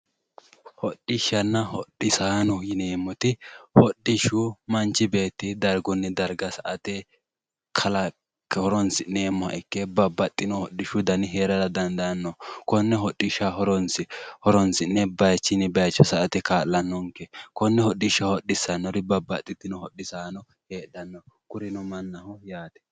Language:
Sidamo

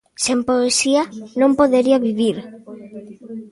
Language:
Galician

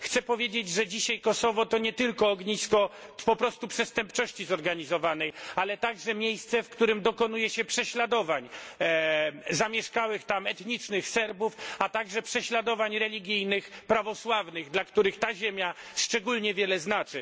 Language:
Polish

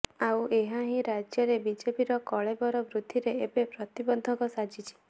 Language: Odia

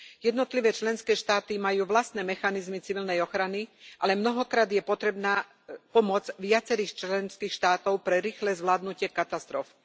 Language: Slovak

